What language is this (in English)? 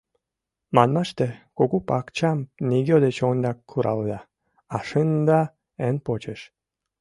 Mari